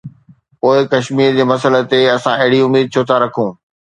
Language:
Sindhi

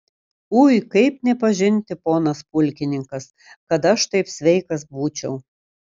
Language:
Lithuanian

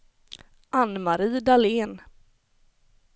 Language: Swedish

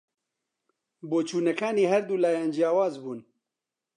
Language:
Central Kurdish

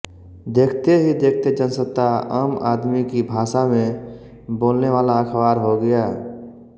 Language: Hindi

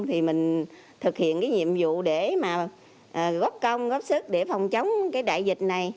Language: Vietnamese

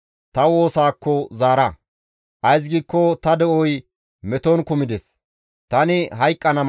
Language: Gamo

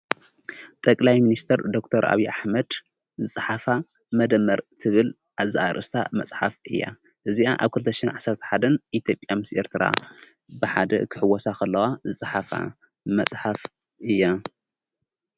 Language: Tigrinya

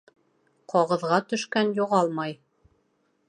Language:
Bashkir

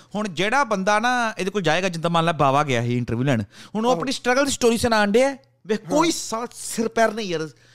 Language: Punjabi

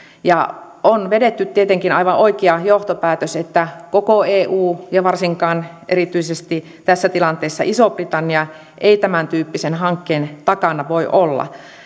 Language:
Finnish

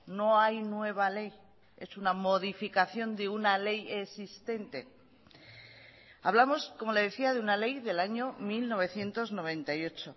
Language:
Spanish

